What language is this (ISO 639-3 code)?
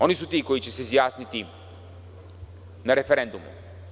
srp